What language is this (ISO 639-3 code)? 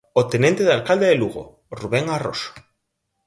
glg